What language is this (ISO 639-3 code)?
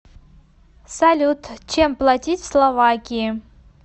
rus